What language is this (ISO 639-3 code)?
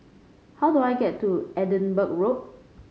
eng